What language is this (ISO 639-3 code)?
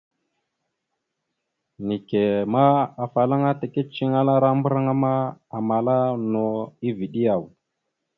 mxu